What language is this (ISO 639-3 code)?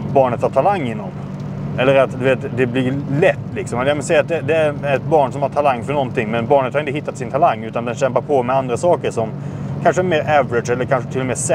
swe